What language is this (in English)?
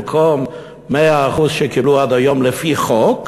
Hebrew